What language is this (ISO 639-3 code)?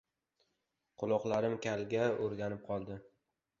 uzb